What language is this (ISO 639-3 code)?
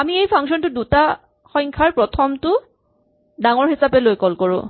asm